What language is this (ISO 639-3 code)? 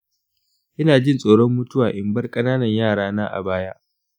hau